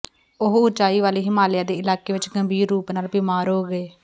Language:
Punjabi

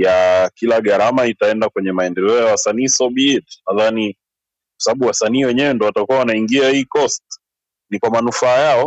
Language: Swahili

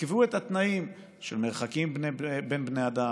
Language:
Hebrew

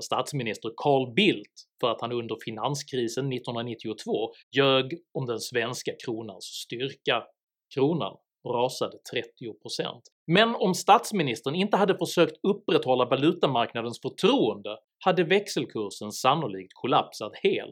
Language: Swedish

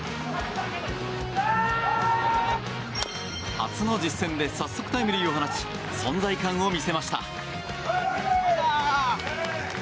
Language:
Japanese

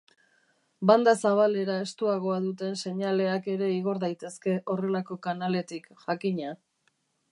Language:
Basque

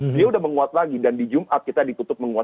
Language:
Indonesian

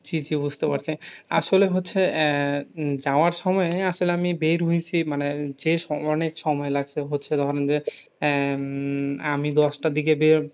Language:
Bangla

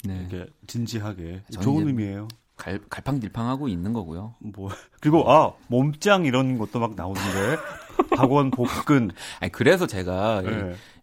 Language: Korean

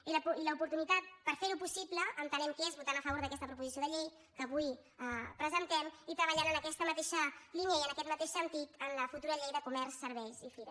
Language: Catalan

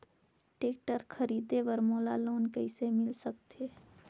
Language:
Chhattisgarhi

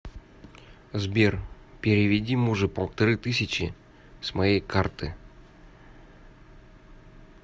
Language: Russian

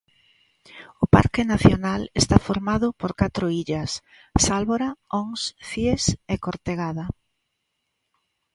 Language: Galician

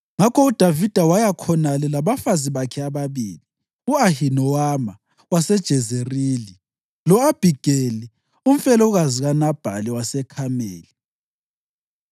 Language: North Ndebele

